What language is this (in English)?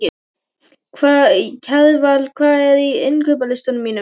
Icelandic